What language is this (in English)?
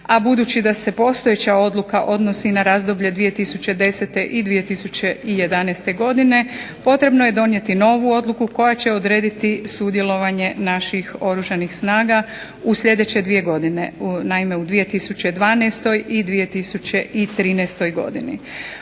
Croatian